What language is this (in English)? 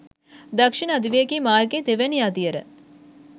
Sinhala